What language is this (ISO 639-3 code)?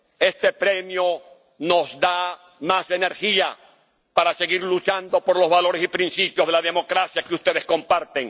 spa